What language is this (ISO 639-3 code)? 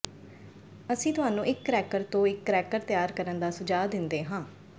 pan